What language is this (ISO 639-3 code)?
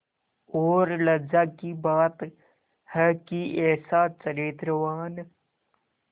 hin